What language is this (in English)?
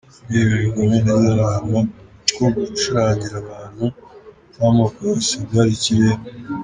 Kinyarwanda